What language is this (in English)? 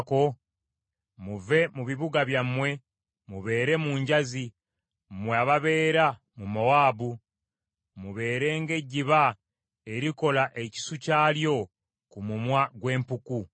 Ganda